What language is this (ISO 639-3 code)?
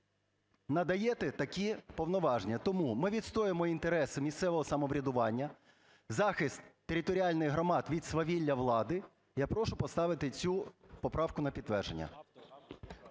ukr